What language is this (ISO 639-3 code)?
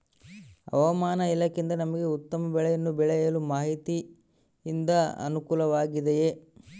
kan